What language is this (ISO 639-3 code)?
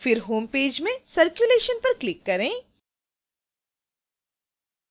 hin